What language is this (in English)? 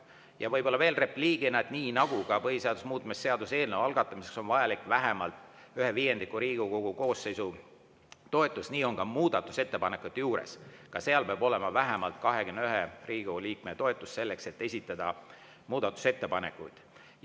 Estonian